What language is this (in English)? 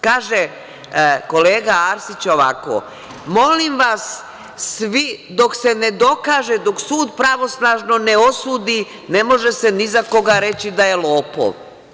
Serbian